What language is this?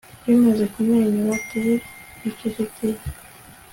Kinyarwanda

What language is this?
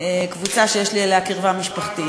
Hebrew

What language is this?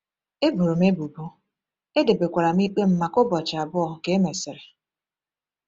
Igbo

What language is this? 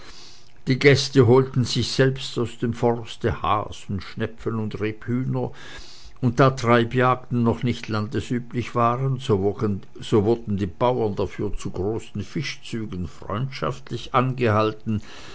German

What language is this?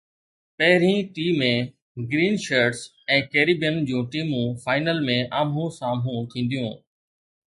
Sindhi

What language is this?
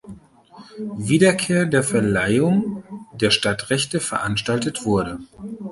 German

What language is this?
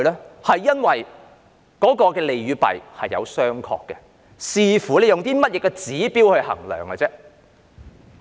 Cantonese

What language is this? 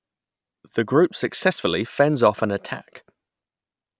English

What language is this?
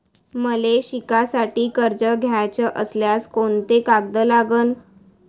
Marathi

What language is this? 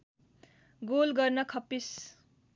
Nepali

